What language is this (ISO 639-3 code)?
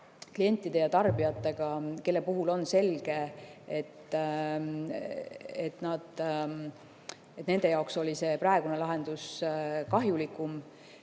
est